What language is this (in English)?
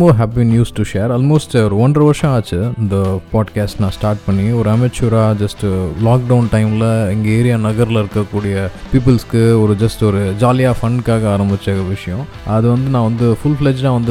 Tamil